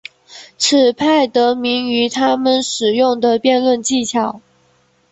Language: Chinese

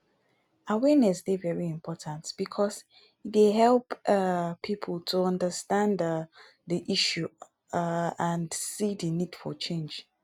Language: Nigerian Pidgin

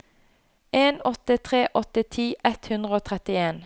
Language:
Norwegian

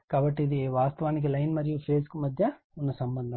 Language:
Telugu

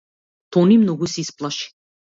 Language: Macedonian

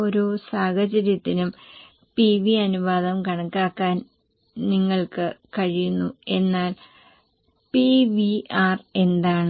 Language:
Malayalam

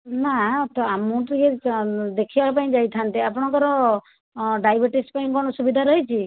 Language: Odia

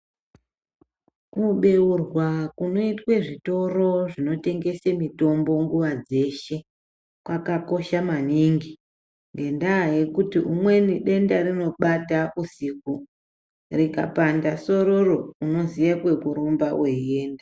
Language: Ndau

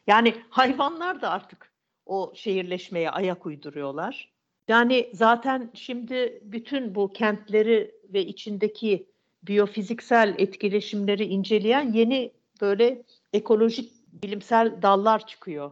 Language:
Turkish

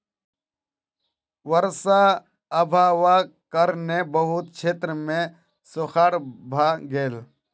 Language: Maithili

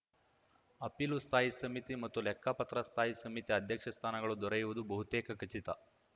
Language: Kannada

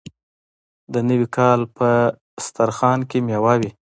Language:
Pashto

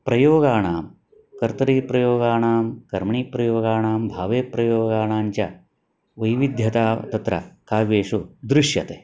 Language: Sanskrit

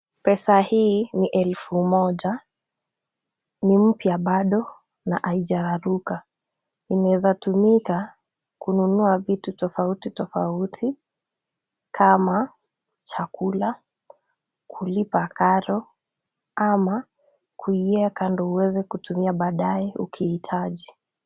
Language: Swahili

